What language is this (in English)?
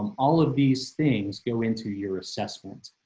English